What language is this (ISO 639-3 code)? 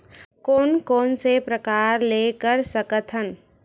hne